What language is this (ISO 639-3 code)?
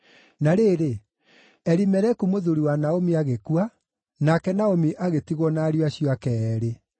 kik